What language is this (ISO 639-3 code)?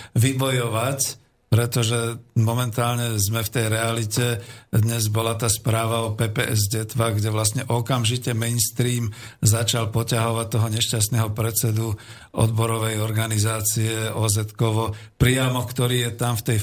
slk